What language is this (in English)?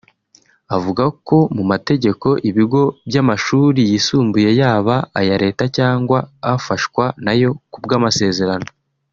Kinyarwanda